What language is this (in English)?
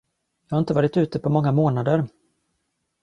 Swedish